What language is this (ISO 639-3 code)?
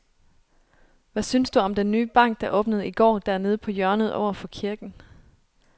dan